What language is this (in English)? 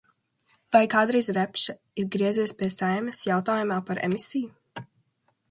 Latvian